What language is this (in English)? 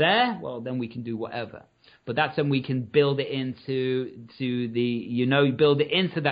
English